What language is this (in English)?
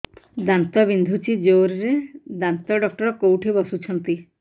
Odia